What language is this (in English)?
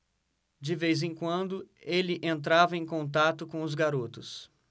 Portuguese